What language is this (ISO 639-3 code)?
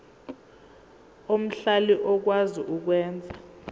zul